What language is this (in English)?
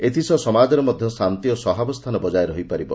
Odia